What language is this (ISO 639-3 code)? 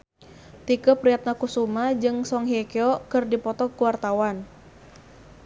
sun